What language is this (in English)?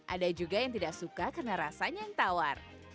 Indonesian